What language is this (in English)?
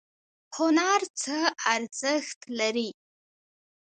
Pashto